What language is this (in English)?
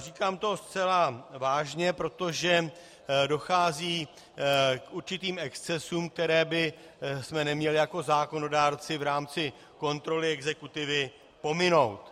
Czech